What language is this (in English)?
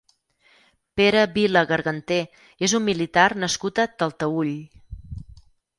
Catalan